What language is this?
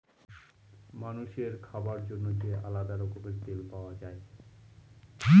Bangla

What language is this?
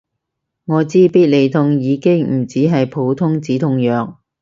Cantonese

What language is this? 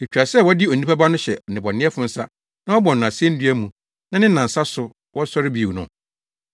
Akan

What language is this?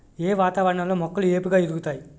Telugu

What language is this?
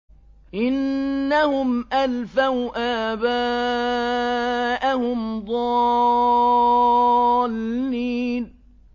Arabic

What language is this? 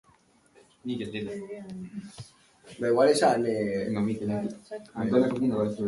Basque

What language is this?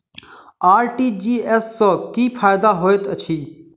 Maithili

